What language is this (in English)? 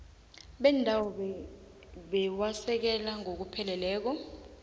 South Ndebele